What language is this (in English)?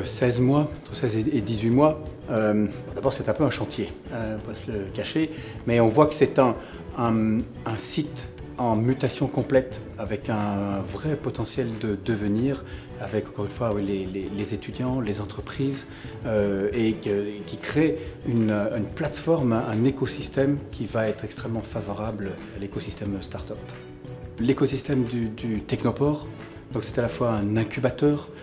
French